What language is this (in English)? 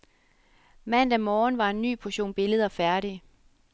Danish